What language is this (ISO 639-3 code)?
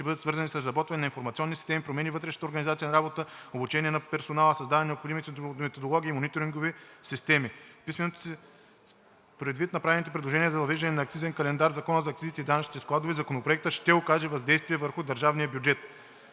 bul